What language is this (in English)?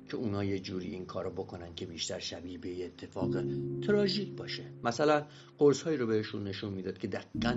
Persian